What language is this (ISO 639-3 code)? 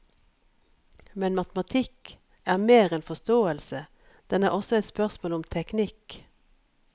nor